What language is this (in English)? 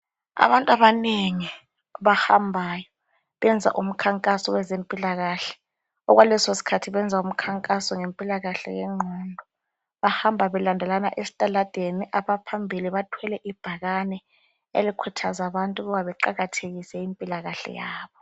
North Ndebele